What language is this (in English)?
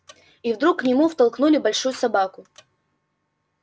Russian